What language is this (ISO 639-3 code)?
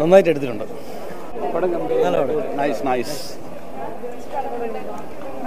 ara